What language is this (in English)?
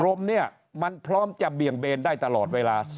Thai